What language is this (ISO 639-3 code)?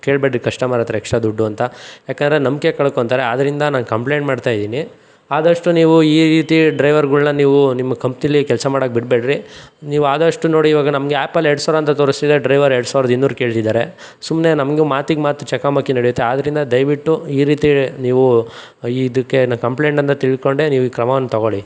kan